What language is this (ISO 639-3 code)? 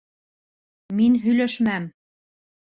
bak